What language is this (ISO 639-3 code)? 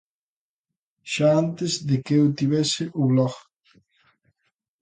glg